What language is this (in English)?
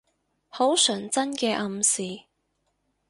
Cantonese